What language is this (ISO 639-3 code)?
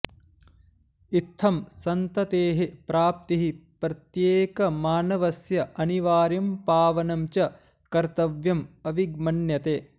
san